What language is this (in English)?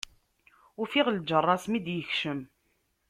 Kabyle